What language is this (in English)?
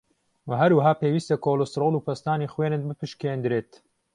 Central Kurdish